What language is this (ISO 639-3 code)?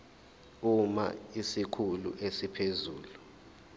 zul